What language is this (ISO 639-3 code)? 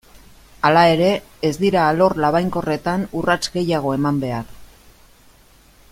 eus